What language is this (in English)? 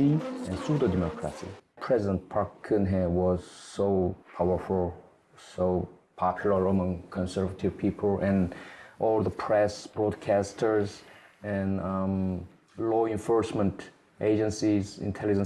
Korean